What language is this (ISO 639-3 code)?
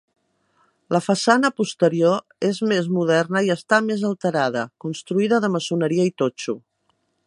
cat